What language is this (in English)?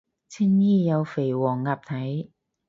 Cantonese